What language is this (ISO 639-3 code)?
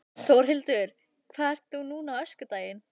isl